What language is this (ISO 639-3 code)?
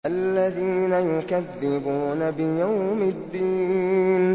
ara